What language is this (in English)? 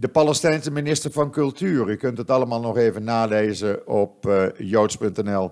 Dutch